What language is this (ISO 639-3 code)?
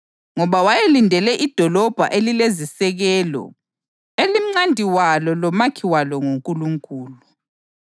nde